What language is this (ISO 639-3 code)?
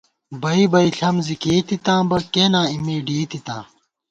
gwt